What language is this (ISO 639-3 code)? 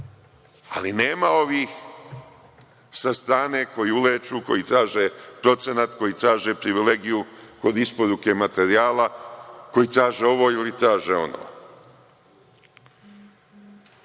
srp